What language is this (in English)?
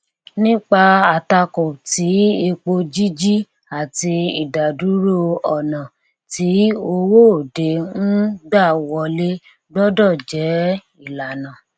Yoruba